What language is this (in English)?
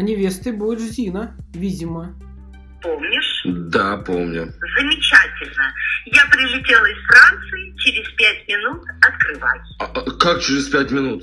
Russian